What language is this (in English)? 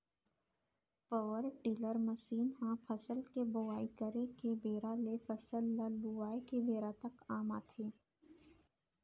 Chhattisgarhi